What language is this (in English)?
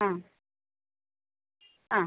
Malayalam